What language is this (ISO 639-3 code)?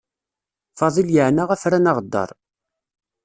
kab